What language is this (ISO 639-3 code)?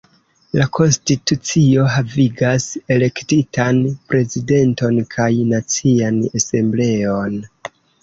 epo